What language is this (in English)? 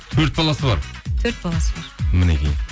Kazakh